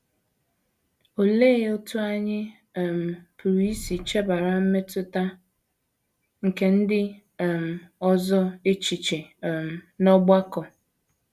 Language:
Igbo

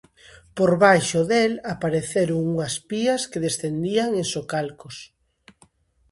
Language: Galician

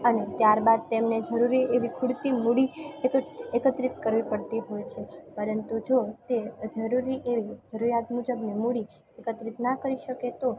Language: Gujarati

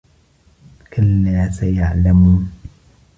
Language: Arabic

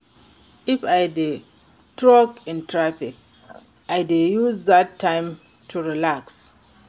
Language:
Nigerian Pidgin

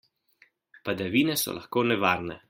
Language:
Slovenian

